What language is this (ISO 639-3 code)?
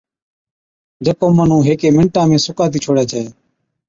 odk